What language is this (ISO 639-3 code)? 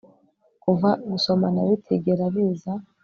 kin